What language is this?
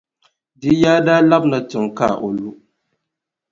Dagbani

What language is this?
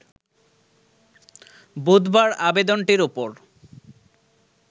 Bangla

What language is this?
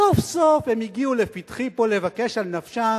Hebrew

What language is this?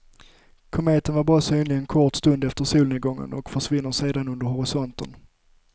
Swedish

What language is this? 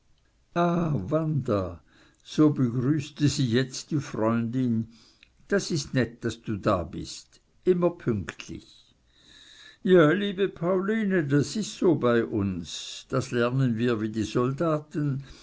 German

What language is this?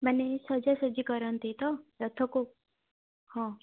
Odia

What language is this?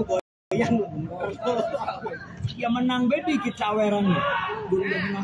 Indonesian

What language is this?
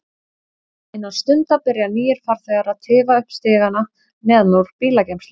Icelandic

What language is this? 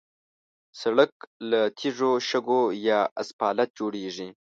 Pashto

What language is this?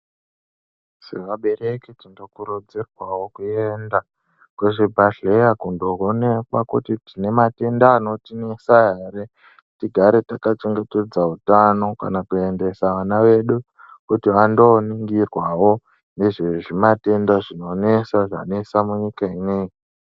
Ndau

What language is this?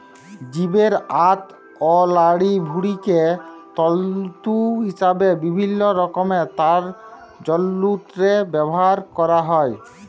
Bangla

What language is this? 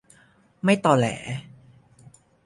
Thai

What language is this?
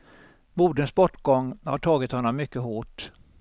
Swedish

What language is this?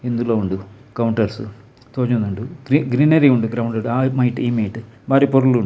Tulu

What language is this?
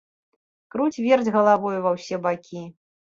Belarusian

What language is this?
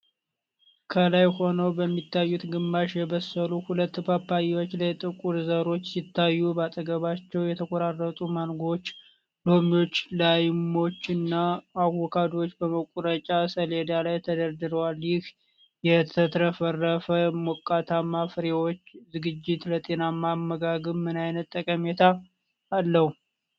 Amharic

